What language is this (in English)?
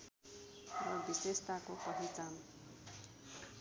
Nepali